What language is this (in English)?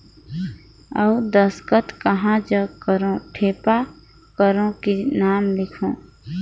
Chhattisgarhi